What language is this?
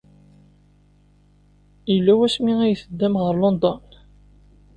Kabyle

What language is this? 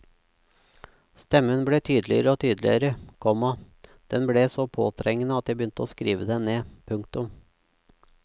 Norwegian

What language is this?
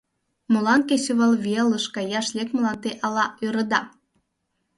Mari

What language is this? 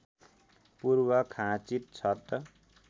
Nepali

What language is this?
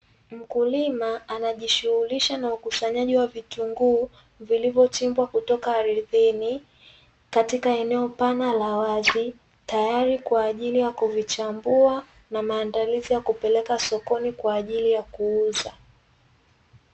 Swahili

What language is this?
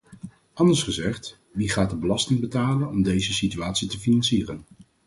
Dutch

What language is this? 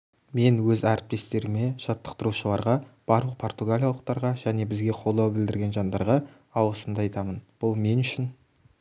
Kazakh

